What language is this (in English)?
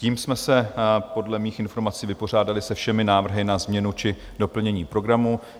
Czech